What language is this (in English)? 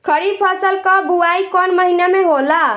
Bhojpuri